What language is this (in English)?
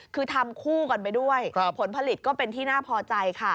Thai